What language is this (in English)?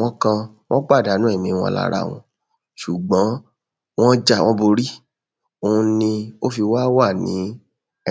Yoruba